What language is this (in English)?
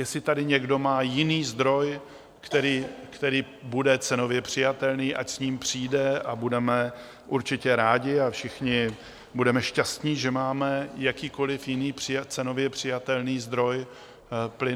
Czech